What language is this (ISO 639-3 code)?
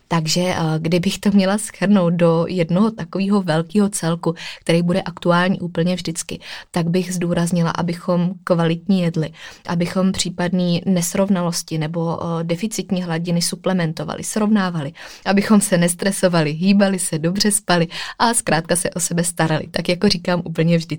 ces